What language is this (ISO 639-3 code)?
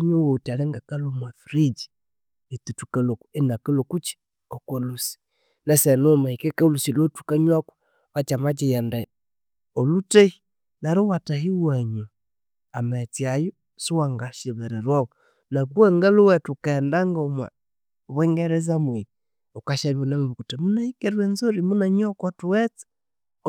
koo